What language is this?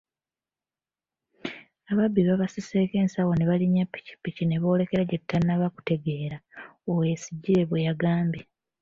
Ganda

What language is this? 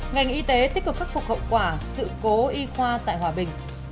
Vietnamese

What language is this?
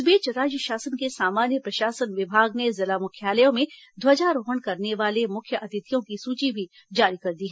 Hindi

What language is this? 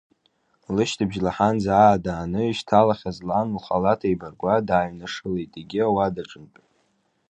Abkhazian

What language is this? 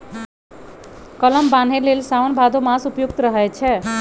Magahi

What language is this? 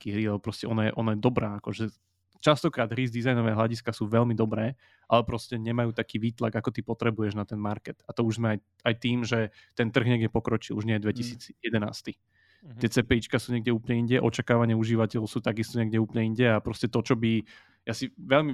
Slovak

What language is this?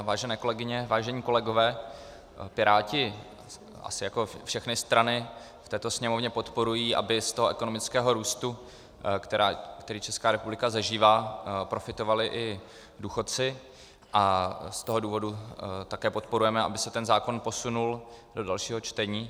Czech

